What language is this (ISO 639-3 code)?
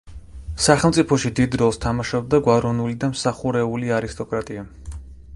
kat